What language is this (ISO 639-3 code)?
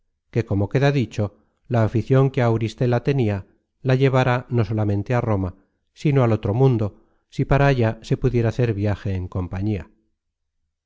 spa